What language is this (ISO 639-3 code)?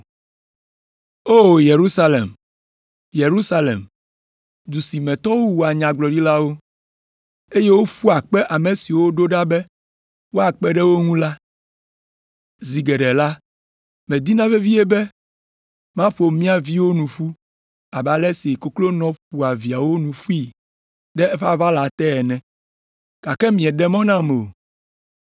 ewe